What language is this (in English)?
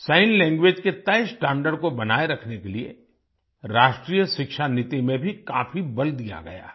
Hindi